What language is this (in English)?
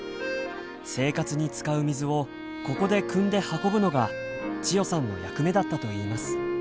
Japanese